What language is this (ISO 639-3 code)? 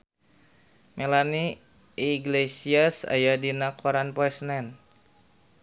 sun